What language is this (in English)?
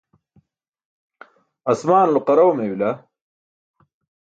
Burushaski